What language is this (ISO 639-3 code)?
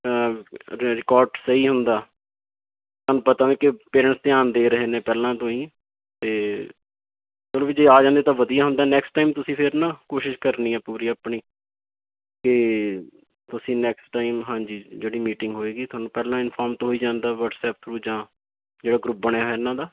pan